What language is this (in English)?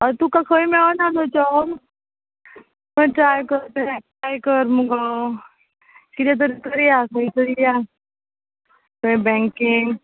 Konkani